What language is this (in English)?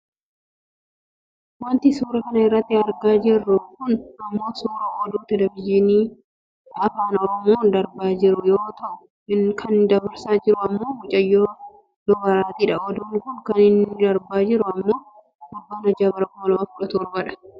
Oromo